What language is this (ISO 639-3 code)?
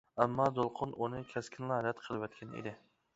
uig